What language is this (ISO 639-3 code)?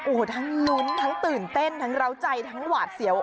tha